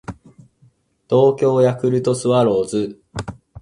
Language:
Japanese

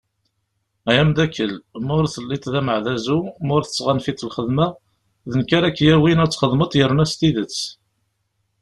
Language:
Kabyle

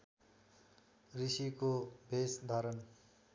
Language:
Nepali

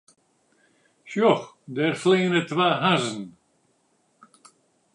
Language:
Western Frisian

